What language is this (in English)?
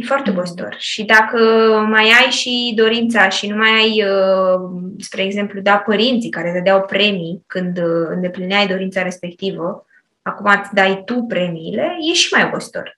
Romanian